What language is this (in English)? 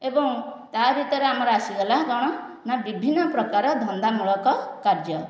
Odia